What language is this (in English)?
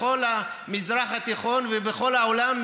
Hebrew